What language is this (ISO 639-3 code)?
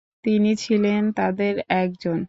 ben